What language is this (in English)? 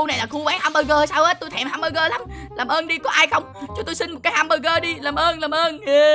Vietnamese